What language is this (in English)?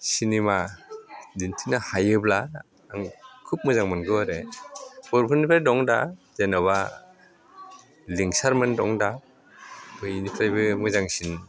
Bodo